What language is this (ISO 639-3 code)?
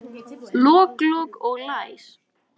isl